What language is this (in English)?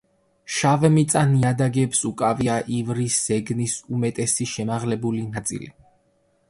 Georgian